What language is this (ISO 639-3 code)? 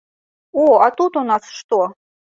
bel